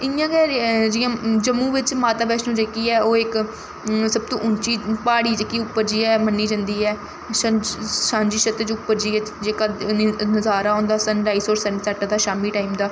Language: Dogri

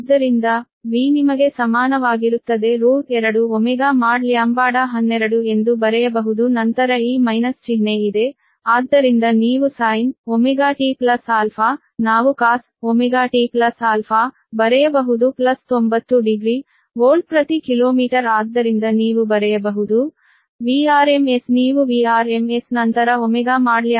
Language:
Kannada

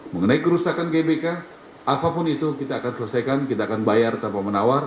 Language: Indonesian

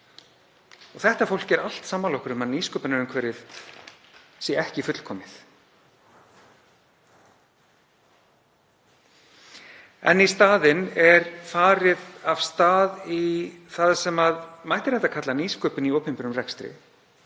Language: Icelandic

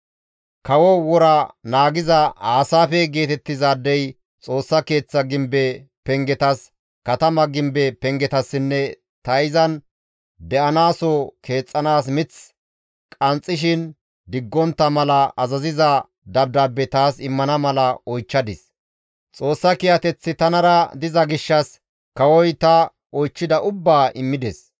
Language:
Gamo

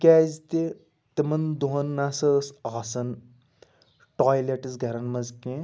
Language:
Kashmiri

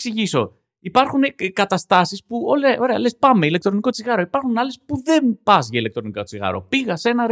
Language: Greek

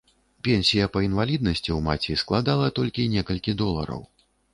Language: Belarusian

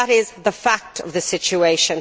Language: English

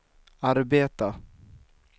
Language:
Swedish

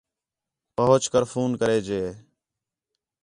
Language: Khetrani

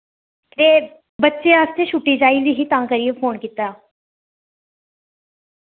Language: Dogri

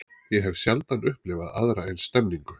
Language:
Icelandic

